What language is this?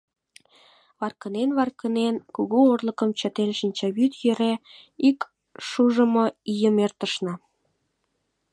Mari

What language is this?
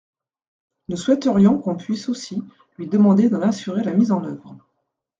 French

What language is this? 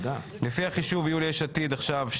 Hebrew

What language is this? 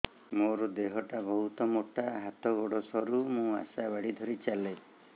Odia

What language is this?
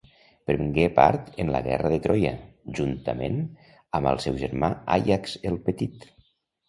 Catalan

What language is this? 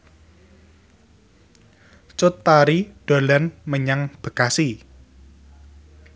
Javanese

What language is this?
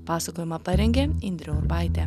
Lithuanian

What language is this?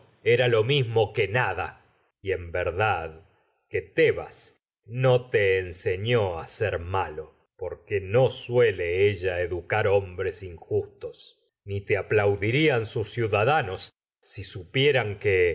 Spanish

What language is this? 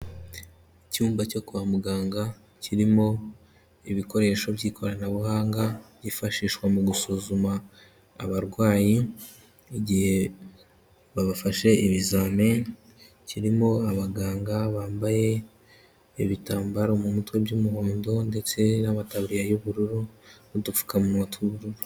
Kinyarwanda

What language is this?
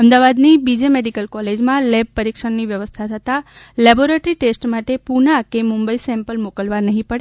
Gujarati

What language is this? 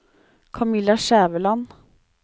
Norwegian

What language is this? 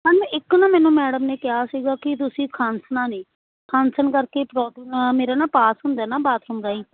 Punjabi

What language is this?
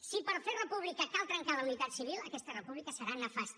Catalan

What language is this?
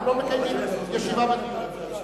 Hebrew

